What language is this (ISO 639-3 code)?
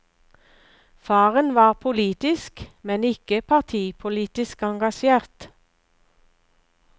nor